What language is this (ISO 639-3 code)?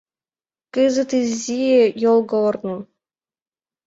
chm